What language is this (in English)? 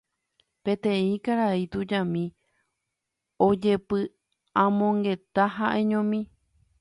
Guarani